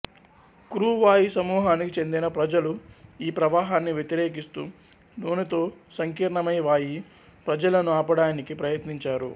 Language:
Telugu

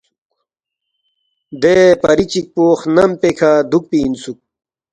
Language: Balti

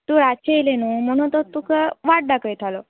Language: Konkani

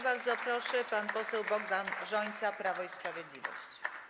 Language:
Polish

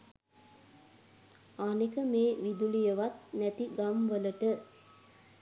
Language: Sinhala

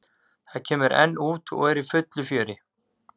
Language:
Icelandic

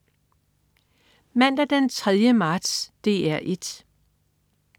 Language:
Danish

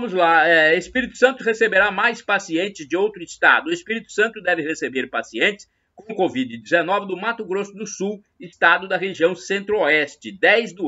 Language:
Portuguese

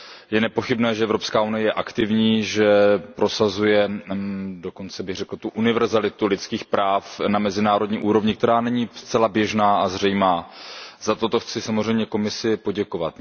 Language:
Czech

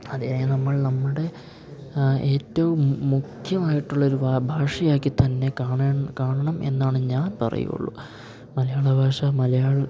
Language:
Malayalam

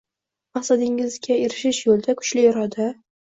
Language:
Uzbek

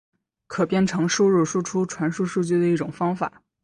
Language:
Chinese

